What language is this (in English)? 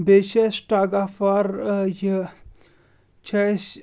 Kashmiri